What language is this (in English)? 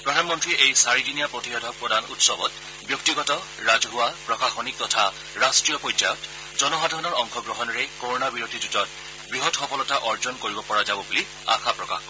Assamese